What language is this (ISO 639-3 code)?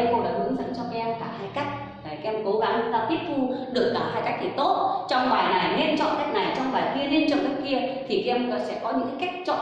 vie